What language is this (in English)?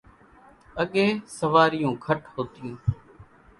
Kachi Koli